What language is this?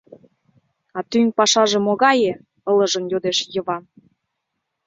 Mari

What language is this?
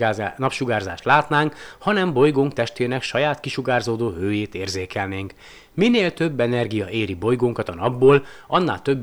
Hungarian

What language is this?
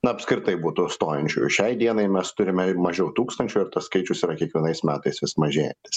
Lithuanian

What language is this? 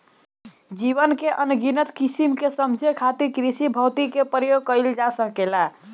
Bhojpuri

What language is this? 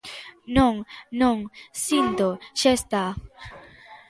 Galician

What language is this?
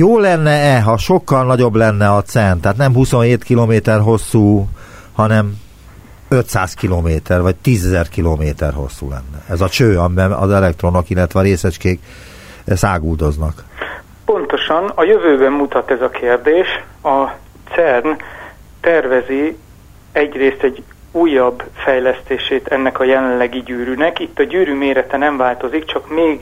Hungarian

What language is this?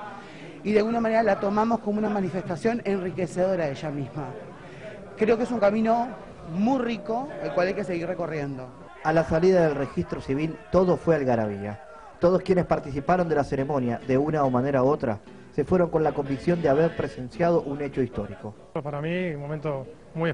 Spanish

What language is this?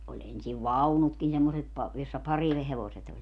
Finnish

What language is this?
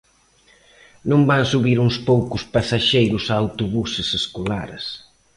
Galician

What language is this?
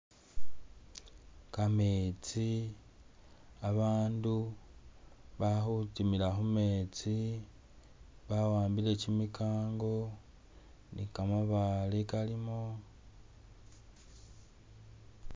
Masaaba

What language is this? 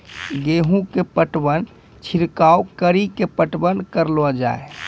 Maithili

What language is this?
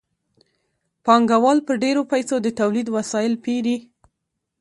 Pashto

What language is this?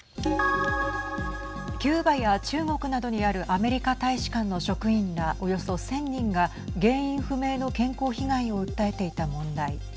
Japanese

